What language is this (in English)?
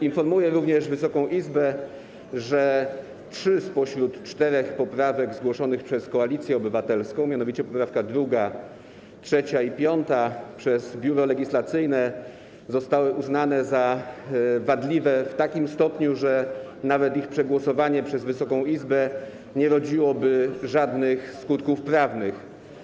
Polish